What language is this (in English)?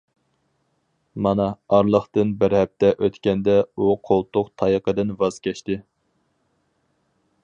Uyghur